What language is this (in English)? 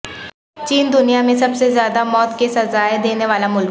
Urdu